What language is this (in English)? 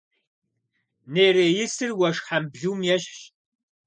Kabardian